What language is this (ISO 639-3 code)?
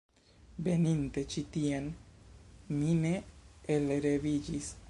epo